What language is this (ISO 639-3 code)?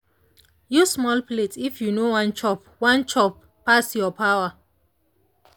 pcm